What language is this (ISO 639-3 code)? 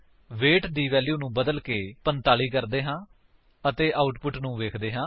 pan